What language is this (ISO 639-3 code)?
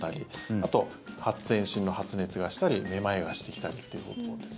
jpn